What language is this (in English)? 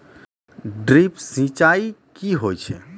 Maithili